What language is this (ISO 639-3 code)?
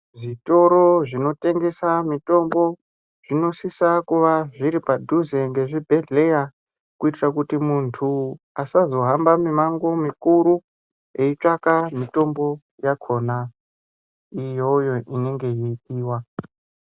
ndc